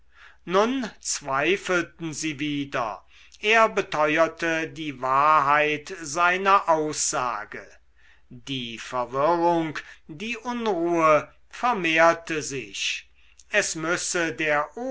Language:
German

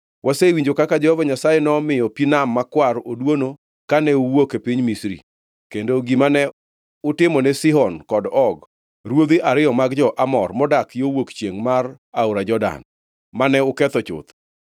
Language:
Luo (Kenya and Tanzania)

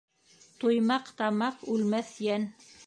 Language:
Bashkir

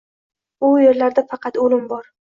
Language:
Uzbek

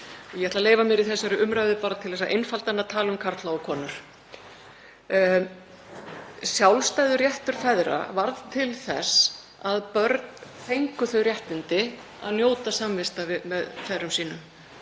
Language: Icelandic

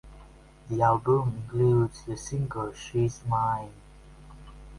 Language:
English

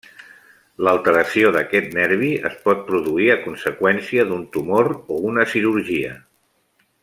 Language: Catalan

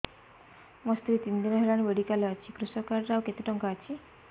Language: Odia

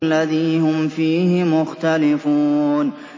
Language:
Arabic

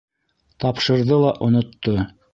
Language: Bashkir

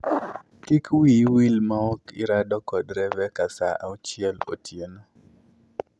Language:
Luo (Kenya and Tanzania)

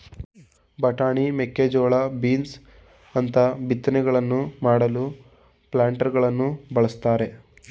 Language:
Kannada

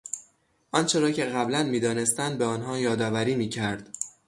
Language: Persian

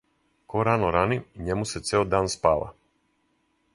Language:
Serbian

